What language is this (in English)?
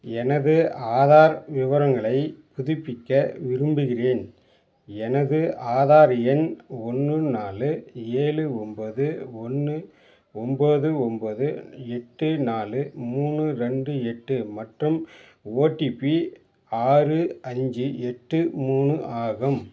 Tamil